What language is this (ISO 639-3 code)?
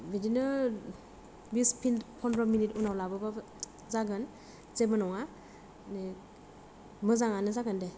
brx